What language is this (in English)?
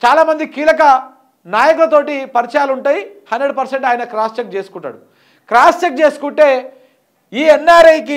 Telugu